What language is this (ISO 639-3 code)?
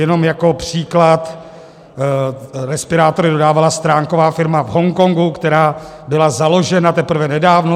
ces